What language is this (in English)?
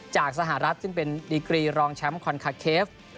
Thai